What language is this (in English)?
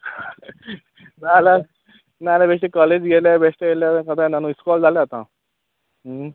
Konkani